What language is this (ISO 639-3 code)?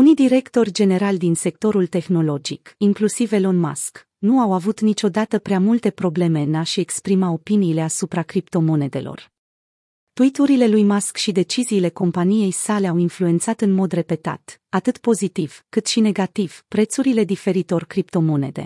ron